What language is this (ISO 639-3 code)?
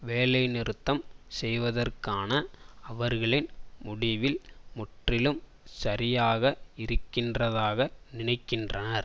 tam